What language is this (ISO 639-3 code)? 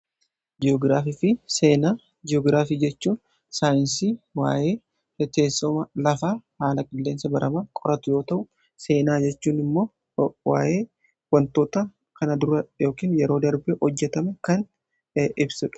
orm